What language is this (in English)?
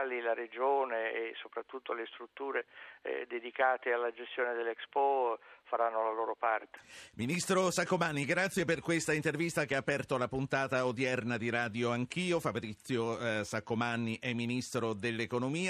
Italian